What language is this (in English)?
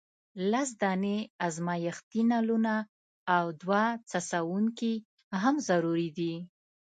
Pashto